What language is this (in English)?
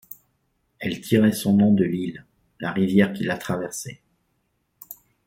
French